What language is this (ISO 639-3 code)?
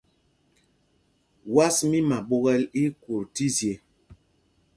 mgg